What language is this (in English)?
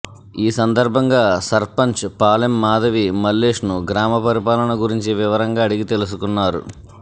Telugu